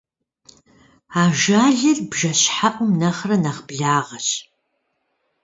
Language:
Kabardian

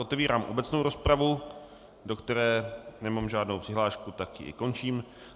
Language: Czech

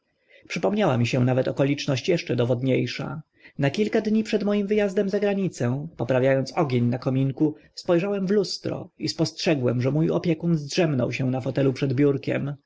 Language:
Polish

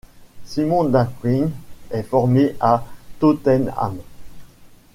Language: French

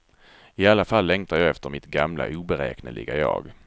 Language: Swedish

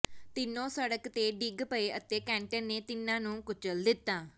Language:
Punjabi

